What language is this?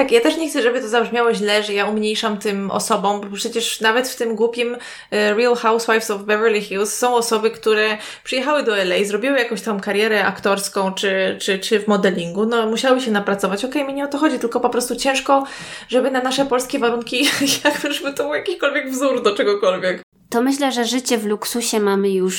Polish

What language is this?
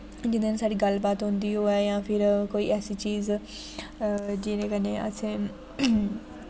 Dogri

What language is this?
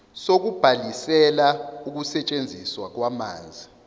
Zulu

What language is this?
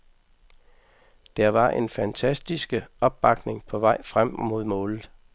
Danish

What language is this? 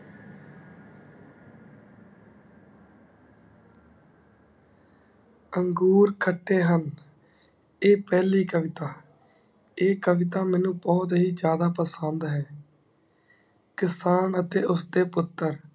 Punjabi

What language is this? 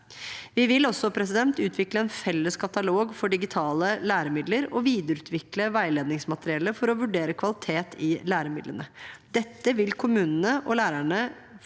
Norwegian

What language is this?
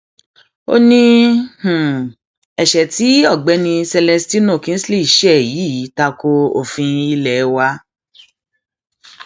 Yoruba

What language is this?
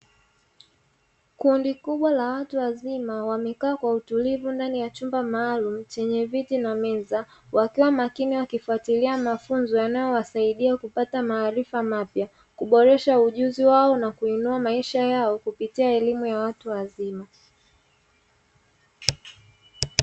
Swahili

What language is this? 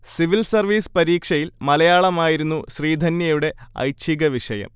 Malayalam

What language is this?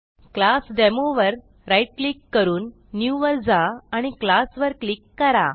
Marathi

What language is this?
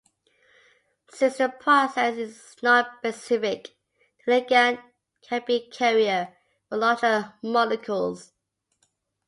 English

